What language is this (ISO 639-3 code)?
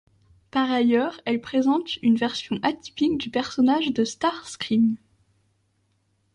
fra